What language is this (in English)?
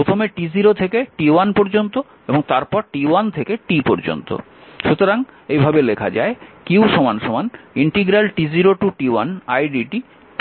Bangla